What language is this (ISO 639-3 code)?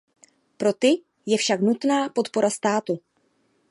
ces